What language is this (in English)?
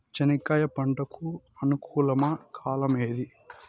Telugu